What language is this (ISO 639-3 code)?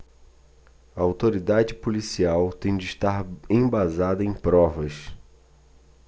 por